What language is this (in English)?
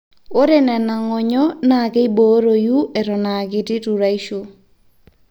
Masai